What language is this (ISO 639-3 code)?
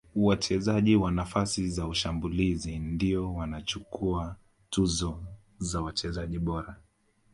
swa